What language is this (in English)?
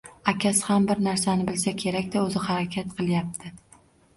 Uzbek